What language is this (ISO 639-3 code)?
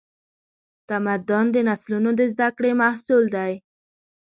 pus